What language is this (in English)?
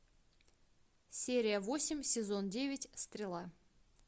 Russian